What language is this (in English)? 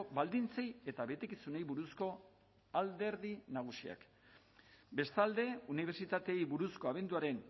Basque